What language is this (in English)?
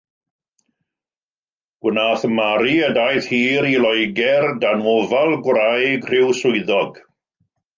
Welsh